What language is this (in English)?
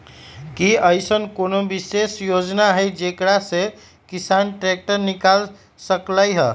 Magahi